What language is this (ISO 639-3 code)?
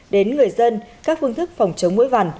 vie